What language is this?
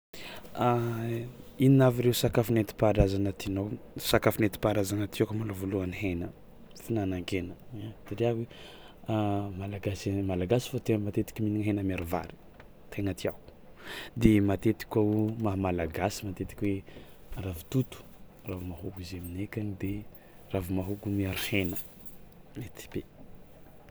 Tsimihety Malagasy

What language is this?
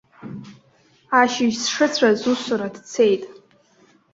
Abkhazian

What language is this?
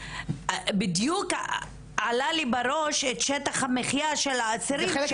Hebrew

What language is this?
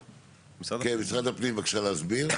Hebrew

